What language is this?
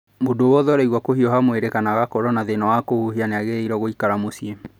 Kikuyu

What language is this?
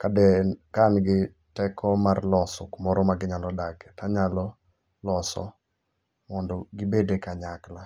Luo (Kenya and Tanzania)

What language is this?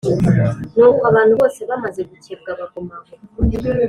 Kinyarwanda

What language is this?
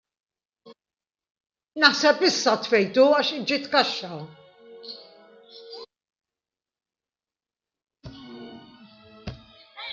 Maltese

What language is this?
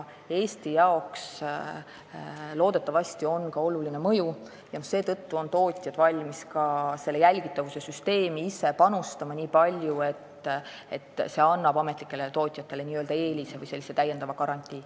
Estonian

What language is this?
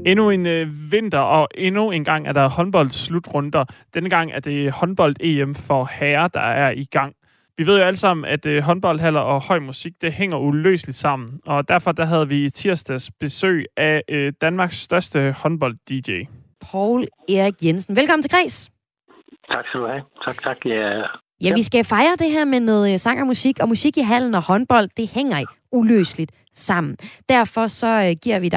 Danish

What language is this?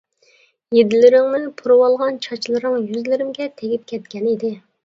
Uyghur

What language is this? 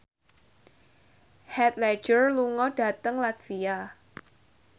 Javanese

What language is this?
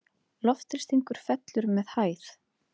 Icelandic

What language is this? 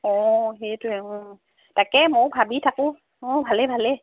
Assamese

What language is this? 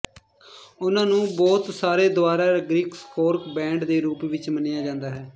Punjabi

